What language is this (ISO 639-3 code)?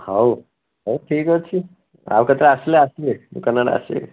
ori